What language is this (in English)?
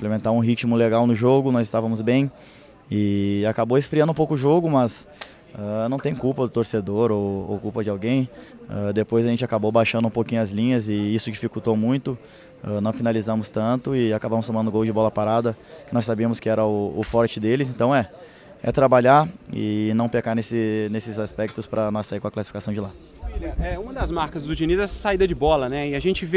Portuguese